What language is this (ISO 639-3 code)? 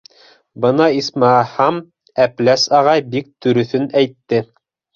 bak